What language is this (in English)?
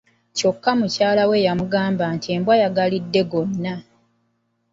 Ganda